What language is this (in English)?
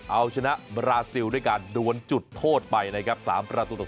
Thai